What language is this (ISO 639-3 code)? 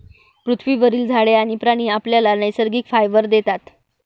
mar